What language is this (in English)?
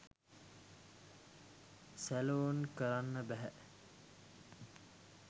Sinhala